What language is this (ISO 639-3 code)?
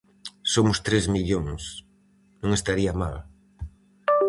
glg